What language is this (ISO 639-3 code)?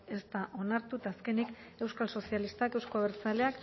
eus